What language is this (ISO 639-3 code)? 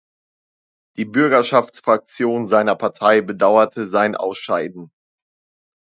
deu